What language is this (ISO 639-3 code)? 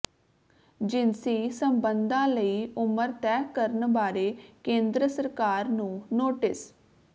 pan